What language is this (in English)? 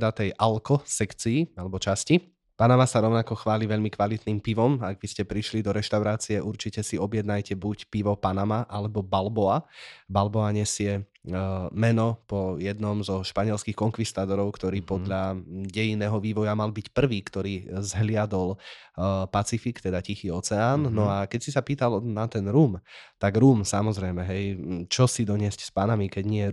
Slovak